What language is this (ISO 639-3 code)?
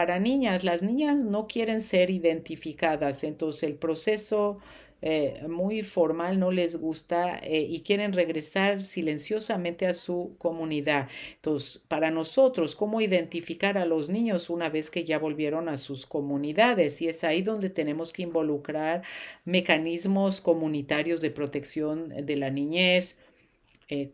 spa